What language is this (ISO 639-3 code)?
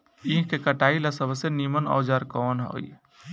bho